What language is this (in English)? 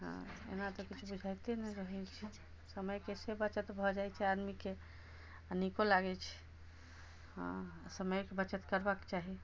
Maithili